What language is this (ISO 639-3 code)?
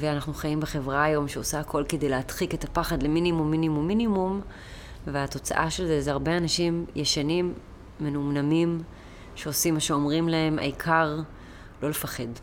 heb